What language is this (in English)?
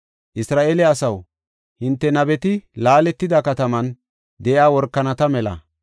Gofa